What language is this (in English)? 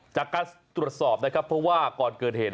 Thai